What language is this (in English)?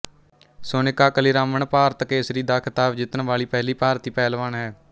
Punjabi